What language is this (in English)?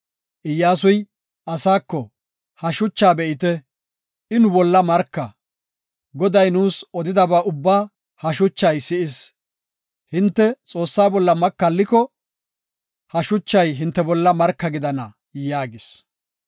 Gofa